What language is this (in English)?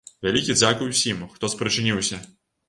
Belarusian